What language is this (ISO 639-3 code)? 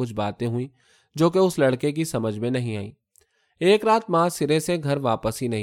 urd